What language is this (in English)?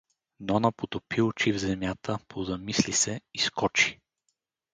Bulgarian